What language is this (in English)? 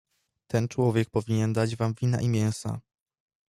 Polish